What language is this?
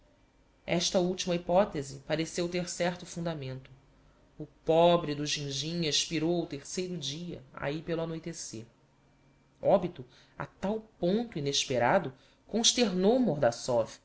Portuguese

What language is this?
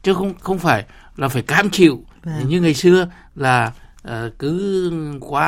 Vietnamese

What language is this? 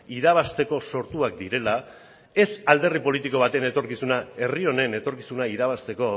Basque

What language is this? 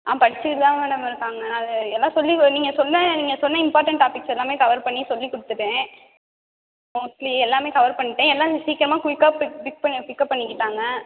Tamil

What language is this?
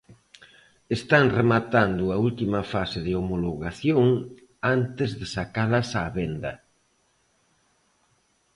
Galician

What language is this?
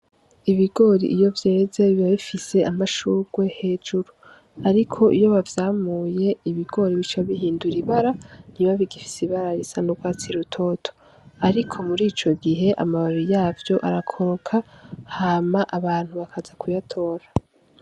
Rundi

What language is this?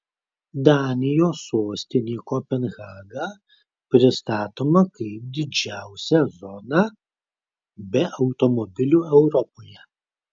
Lithuanian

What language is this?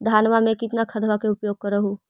Magahi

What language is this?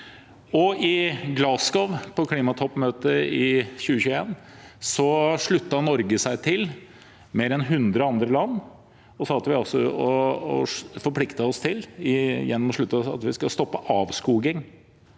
Norwegian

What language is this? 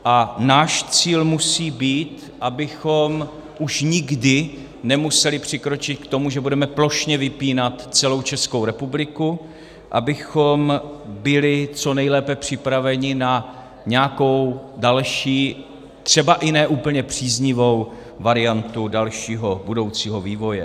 Czech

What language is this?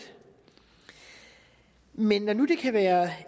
Danish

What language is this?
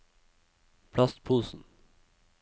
Norwegian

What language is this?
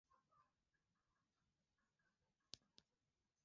Swahili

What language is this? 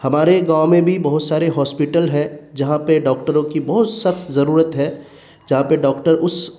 Urdu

